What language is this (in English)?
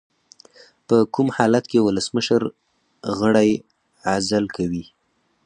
Pashto